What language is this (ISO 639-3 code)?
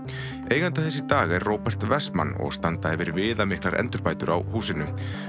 isl